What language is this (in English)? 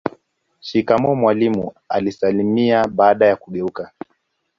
Swahili